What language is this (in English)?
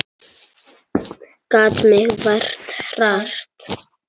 Icelandic